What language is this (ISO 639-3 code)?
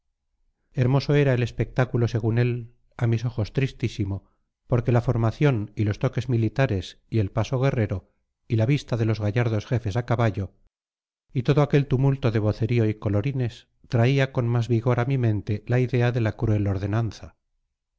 spa